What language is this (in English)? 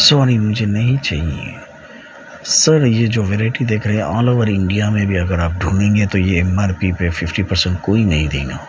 Urdu